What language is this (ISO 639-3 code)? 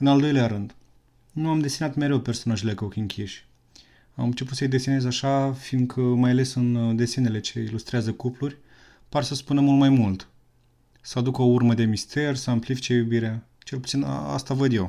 ron